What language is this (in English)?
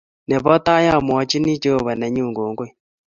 Kalenjin